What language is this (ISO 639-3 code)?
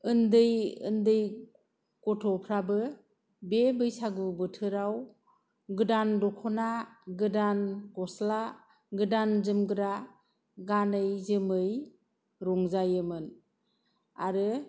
brx